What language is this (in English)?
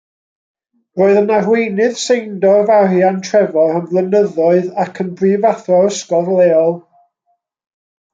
Welsh